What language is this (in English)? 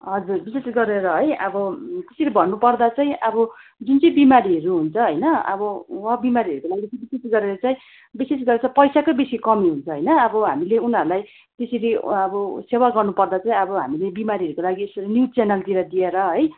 Nepali